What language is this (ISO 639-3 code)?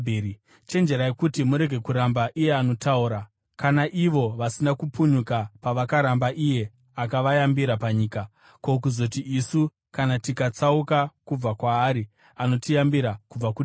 sna